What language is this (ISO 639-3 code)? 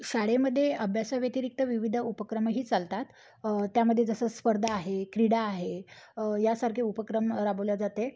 mar